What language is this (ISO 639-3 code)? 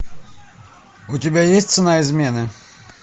rus